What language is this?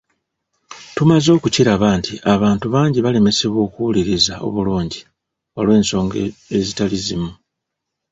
Ganda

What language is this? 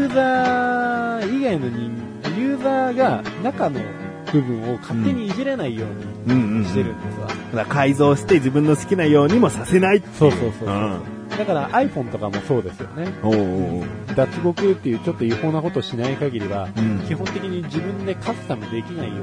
Japanese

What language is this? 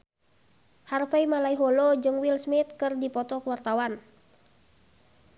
Sundanese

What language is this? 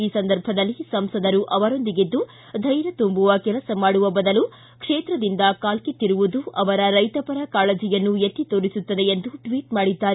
Kannada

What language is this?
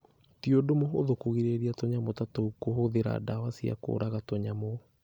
Kikuyu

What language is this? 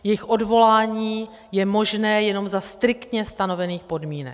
Czech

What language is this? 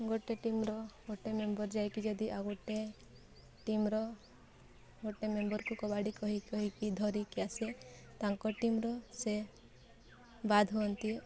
Odia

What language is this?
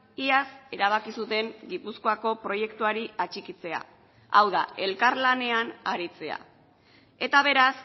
Basque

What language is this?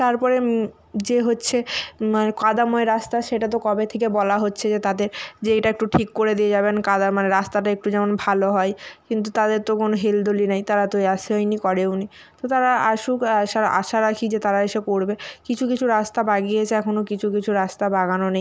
Bangla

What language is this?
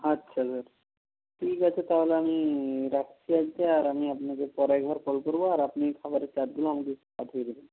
Bangla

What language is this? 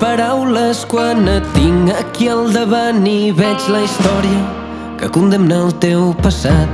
Catalan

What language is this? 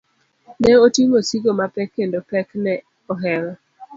Luo (Kenya and Tanzania)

